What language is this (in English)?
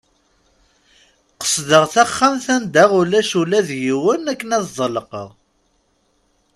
Kabyle